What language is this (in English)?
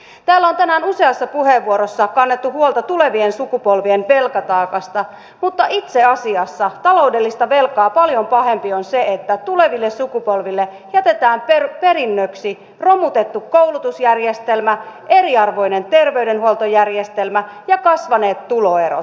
Finnish